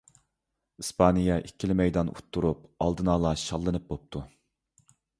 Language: Uyghur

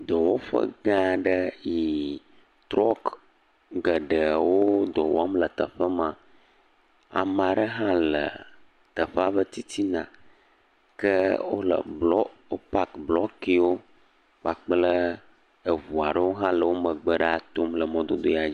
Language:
Ewe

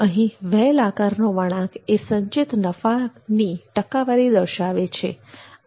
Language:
Gujarati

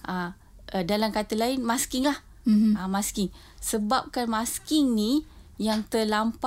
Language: Malay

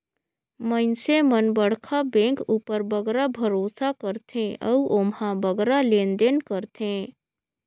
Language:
Chhattisgarhi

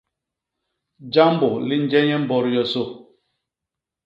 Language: Basaa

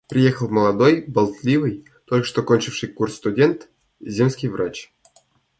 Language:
Russian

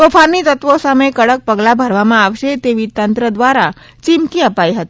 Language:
Gujarati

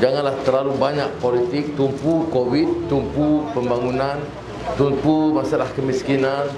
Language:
Malay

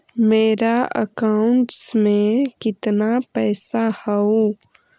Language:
Magahi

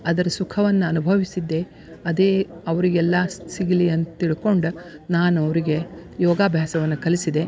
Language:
Kannada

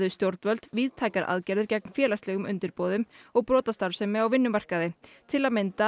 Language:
Icelandic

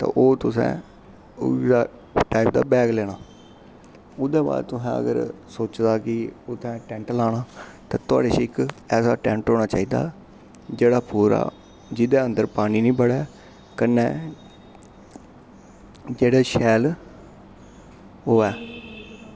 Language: Dogri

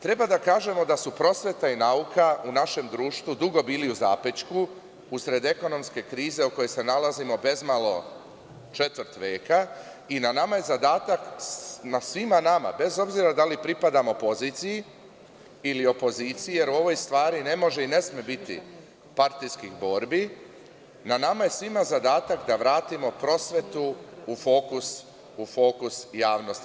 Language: Serbian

